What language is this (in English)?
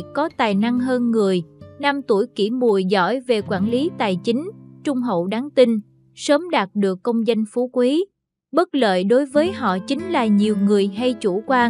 Vietnamese